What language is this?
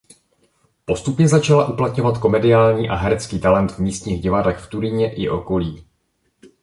Czech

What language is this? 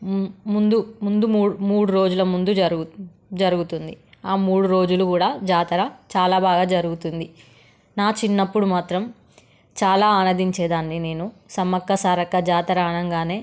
Telugu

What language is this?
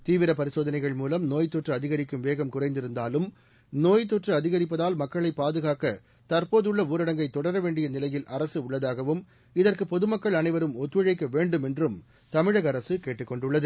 Tamil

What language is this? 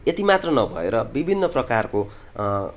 Nepali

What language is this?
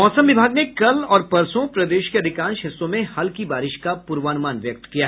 Hindi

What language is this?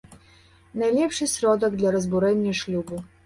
Belarusian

